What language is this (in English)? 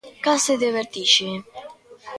Galician